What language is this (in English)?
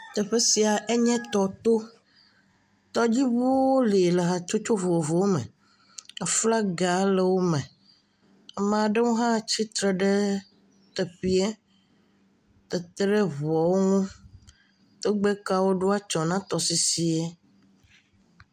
Ewe